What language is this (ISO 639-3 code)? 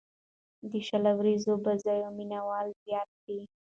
pus